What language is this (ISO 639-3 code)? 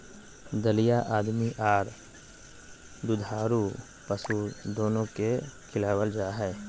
mag